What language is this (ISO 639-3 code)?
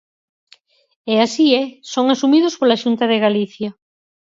glg